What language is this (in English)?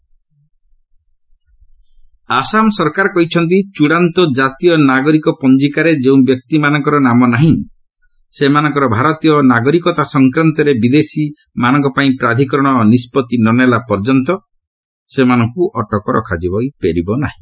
Odia